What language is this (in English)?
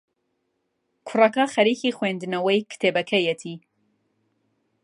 Central Kurdish